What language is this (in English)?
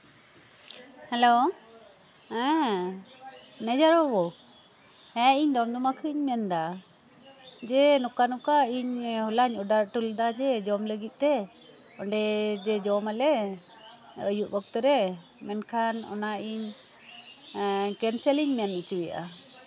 Santali